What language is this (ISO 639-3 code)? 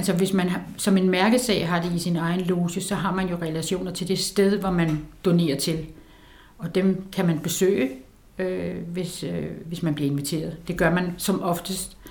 dan